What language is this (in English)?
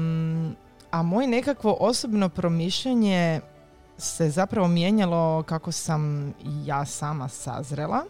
Croatian